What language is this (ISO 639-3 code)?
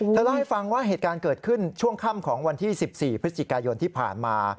tha